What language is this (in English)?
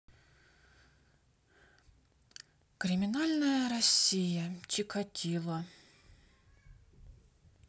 Russian